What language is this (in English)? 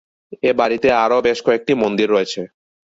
Bangla